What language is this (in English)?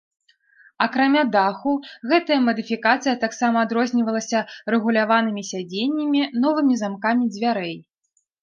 Belarusian